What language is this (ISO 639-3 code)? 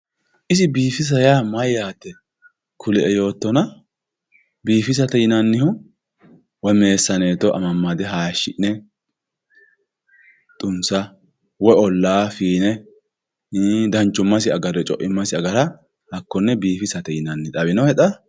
sid